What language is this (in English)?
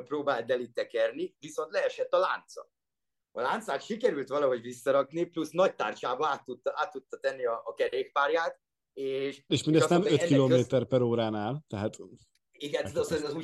Hungarian